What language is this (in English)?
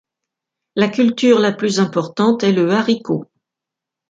French